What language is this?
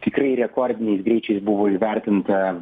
Lithuanian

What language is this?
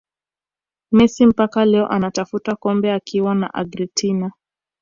Swahili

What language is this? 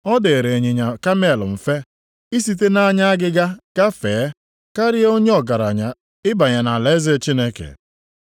Igbo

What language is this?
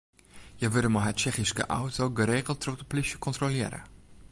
Western Frisian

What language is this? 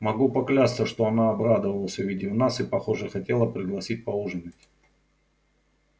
Russian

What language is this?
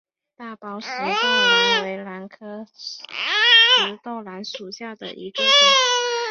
Chinese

